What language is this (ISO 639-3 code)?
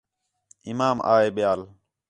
xhe